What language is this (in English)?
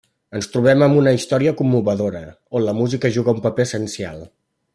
Catalan